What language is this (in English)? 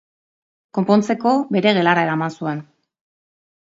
Basque